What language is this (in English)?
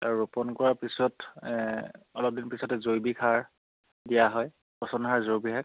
Assamese